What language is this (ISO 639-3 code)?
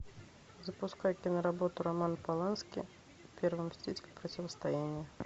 rus